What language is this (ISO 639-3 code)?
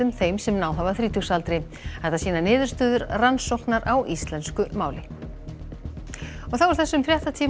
isl